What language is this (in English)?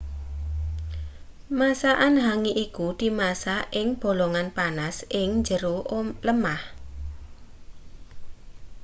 Javanese